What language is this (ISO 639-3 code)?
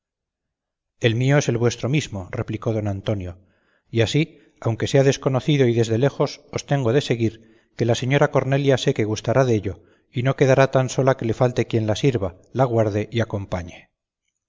spa